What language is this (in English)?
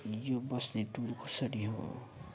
Nepali